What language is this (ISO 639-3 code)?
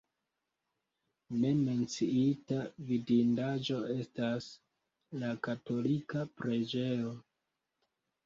epo